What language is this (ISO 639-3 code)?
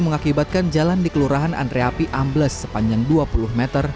ind